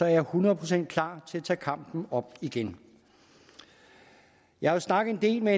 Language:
Danish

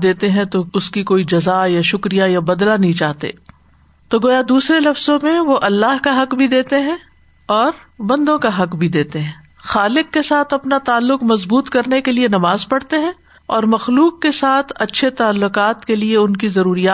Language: Urdu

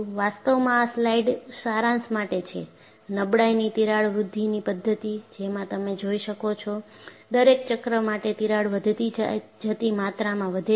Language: Gujarati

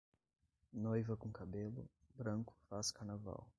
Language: Portuguese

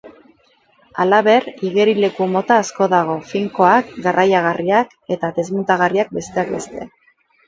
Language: Basque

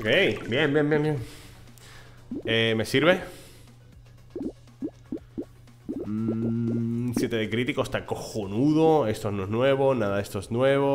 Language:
Spanish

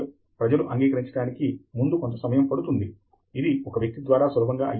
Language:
Telugu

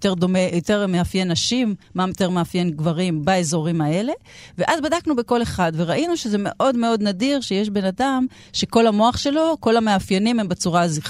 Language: Hebrew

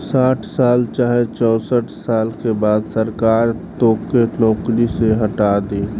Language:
Bhojpuri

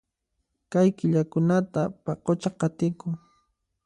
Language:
Puno Quechua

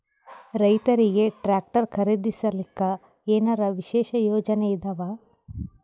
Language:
Kannada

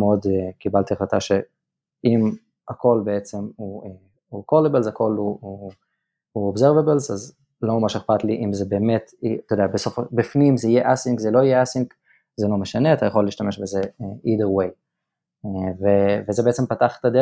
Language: Hebrew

